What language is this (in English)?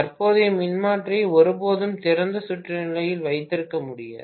Tamil